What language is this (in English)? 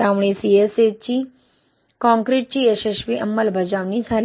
Marathi